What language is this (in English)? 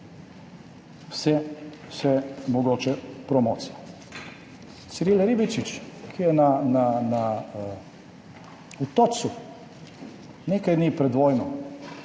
Slovenian